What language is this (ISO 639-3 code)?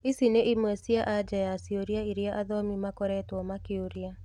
kik